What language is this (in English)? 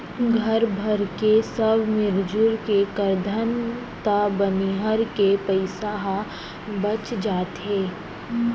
Chhattisgarhi